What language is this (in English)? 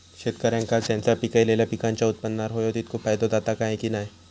Marathi